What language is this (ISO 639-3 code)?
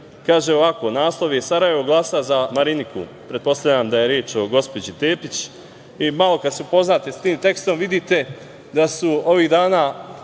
srp